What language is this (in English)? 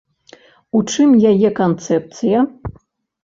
Belarusian